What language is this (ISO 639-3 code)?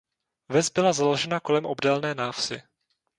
ces